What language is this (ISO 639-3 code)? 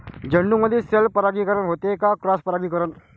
mar